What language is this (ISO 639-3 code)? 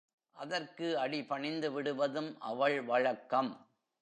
tam